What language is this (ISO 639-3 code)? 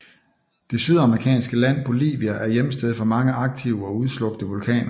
dan